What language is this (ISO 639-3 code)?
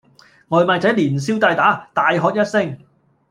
yue